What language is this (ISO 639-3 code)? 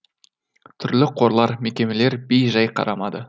kaz